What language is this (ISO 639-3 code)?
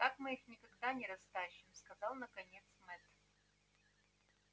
rus